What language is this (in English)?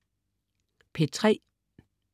Danish